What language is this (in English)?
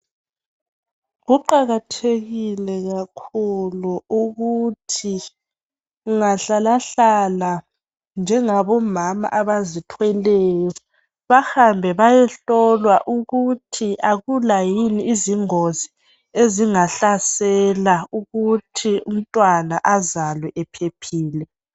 North Ndebele